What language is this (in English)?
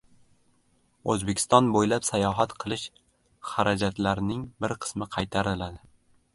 Uzbek